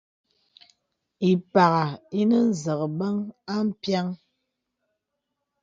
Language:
Bebele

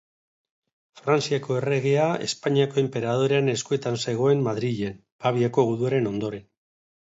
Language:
Basque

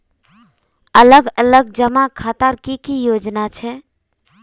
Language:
Magahi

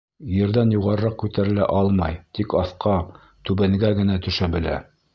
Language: Bashkir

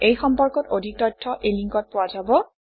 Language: Assamese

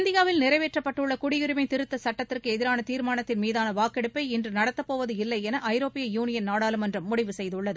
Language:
Tamil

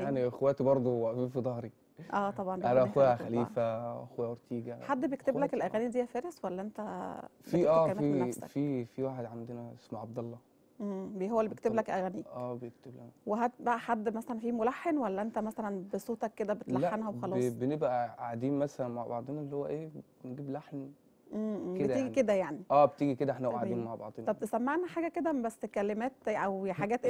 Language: Arabic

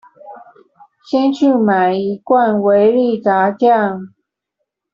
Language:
Chinese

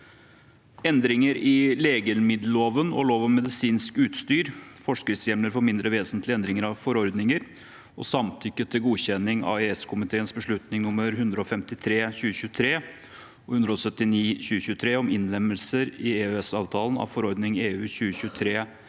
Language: Norwegian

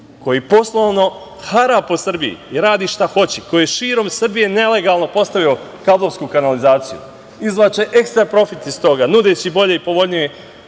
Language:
Serbian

